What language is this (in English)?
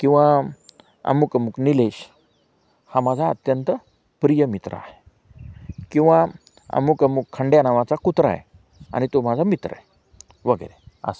Marathi